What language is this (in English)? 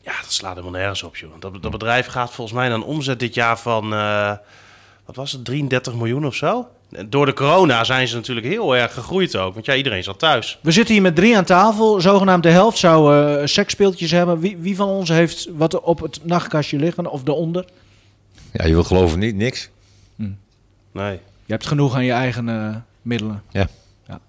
Dutch